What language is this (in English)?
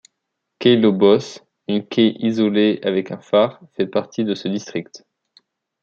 French